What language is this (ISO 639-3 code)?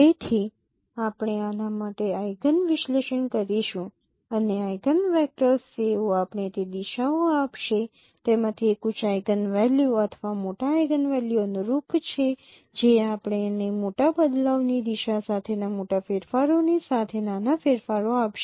guj